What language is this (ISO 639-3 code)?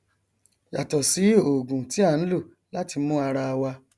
yor